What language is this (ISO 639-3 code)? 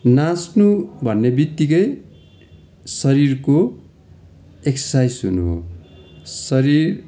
nep